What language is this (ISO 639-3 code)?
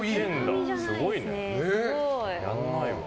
jpn